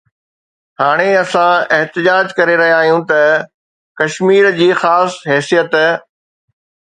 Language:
Sindhi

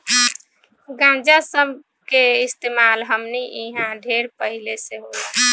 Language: Bhojpuri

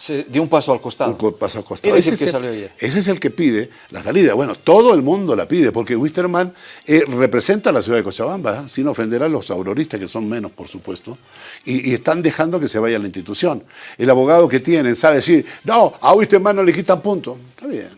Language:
Spanish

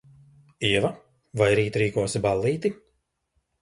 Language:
Latvian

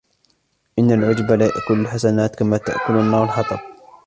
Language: Arabic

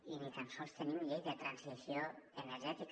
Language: Catalan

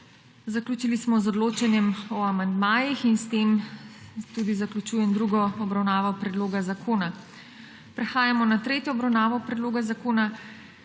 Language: Slovenian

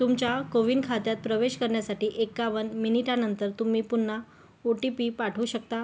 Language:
Marathi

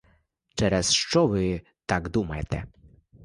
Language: Ukrainian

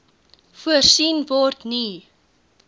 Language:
Afrikaans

